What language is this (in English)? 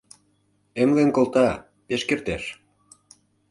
Mari